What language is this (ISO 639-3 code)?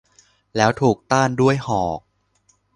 tha